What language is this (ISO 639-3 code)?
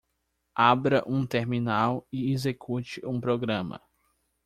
por